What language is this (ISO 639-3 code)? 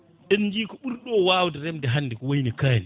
ful